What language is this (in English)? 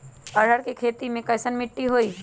Magahi